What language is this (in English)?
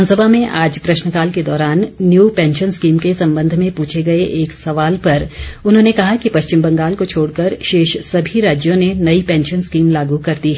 Hindi